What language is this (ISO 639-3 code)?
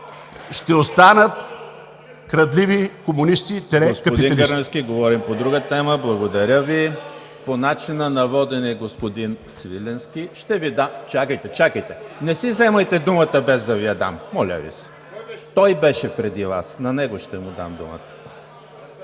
bul